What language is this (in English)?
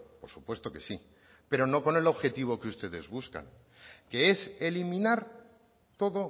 Spanish